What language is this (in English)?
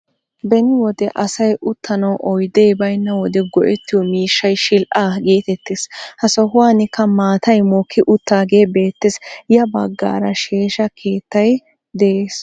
Wolaytta